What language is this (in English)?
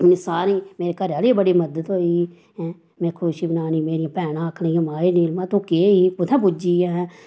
Dogri